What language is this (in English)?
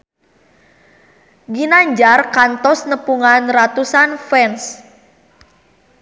Sundanese